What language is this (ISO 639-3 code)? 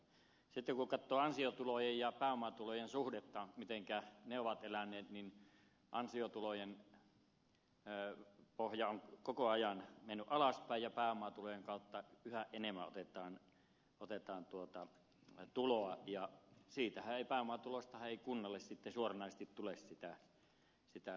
fin